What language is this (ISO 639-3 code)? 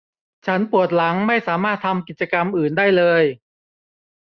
tha